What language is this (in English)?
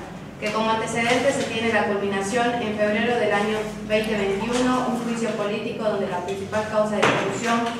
Spanish